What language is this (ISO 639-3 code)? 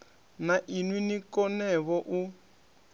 ven